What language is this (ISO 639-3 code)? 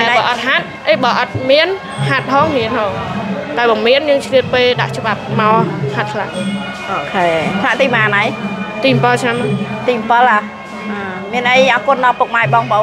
tha